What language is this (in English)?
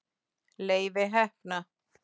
Icelandic